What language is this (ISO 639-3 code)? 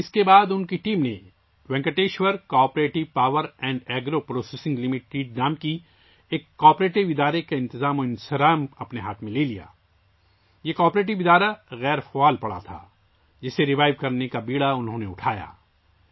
urd